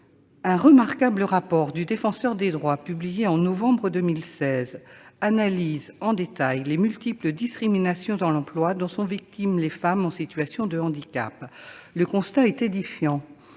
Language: French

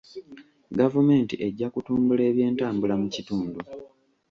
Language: Ganda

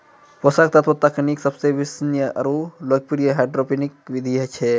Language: Maithili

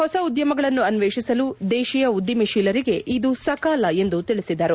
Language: Kannada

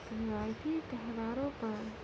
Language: Urdu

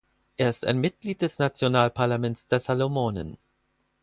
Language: German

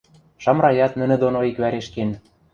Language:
Western Mari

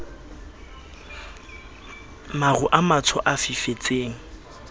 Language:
Southern Sotho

